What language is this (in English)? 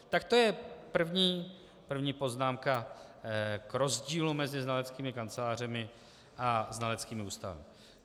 Czech